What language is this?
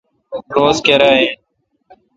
Kalkoti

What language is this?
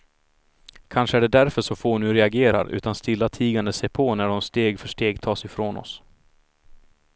Swedish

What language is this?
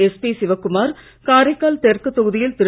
Tamil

